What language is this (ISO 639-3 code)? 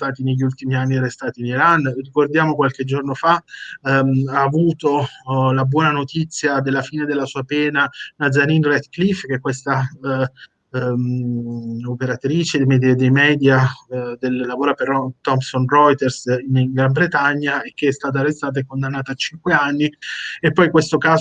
ita